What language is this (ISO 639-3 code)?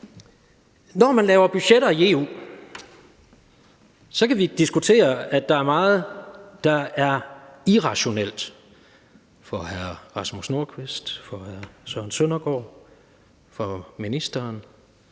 dan